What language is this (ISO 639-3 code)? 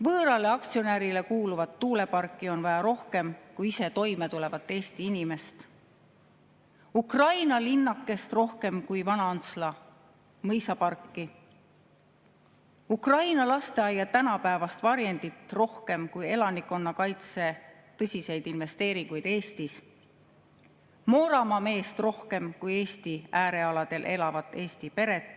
est